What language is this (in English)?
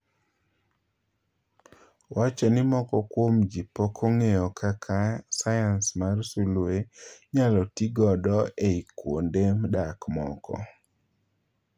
Luo (Kenya and Tanzania)